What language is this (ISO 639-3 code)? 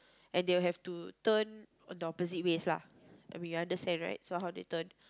eng